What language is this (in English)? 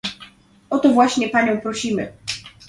Polish